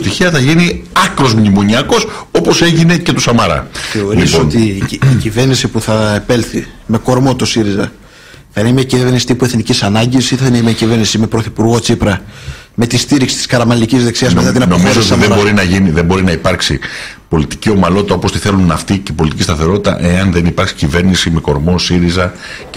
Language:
Greek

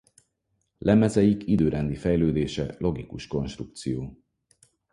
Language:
Hungarian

